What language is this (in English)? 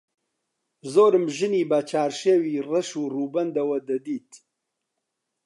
Central Kurdish